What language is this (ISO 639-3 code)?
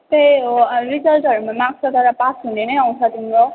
nep